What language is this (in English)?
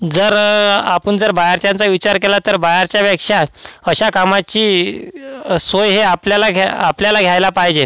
Marathi